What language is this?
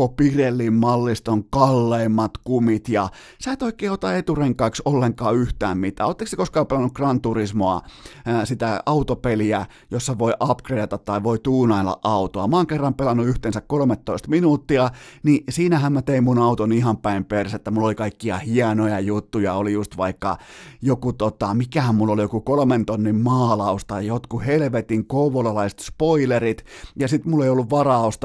Finnish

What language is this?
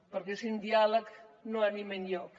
Catalan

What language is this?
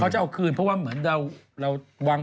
Thai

